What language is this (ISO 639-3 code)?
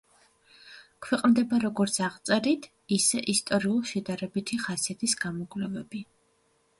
kat